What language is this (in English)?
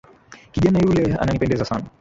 Swahili